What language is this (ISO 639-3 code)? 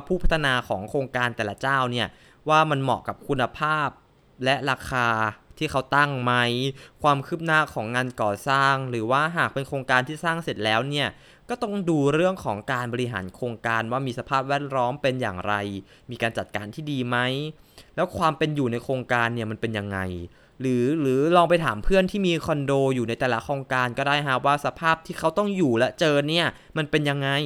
tha